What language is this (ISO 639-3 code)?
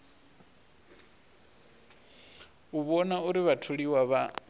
ven